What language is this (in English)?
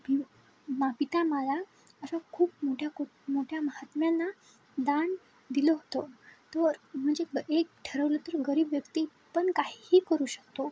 Marathi